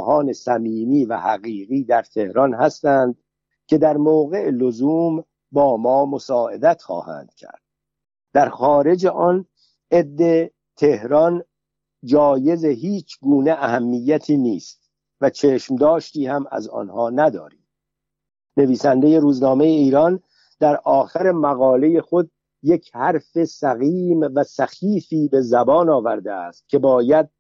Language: Persian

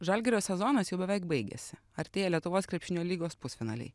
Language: Lithuanian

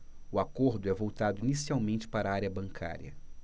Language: Portuguese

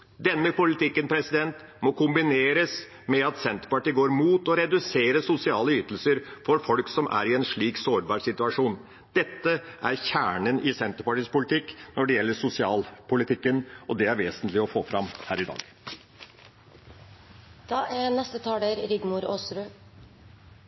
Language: Norwegian Bokmål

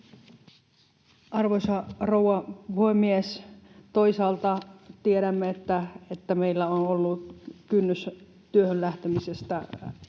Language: Finnish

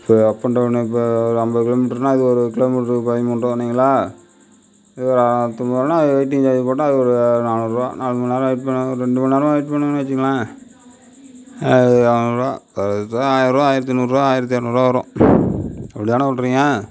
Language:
Tamil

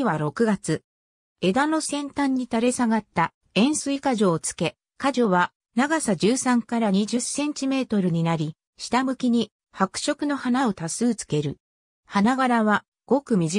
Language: Japanese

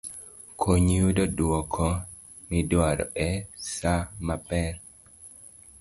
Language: Luo (Kenya and Tanzania)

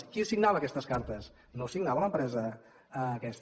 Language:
Catalan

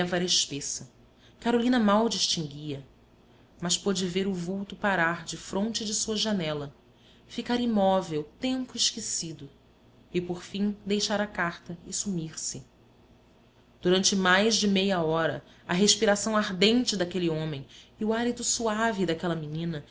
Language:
Portuguese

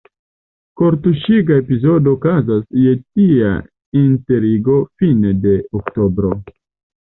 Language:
Esperanto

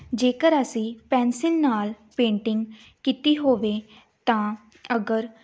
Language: Punjabi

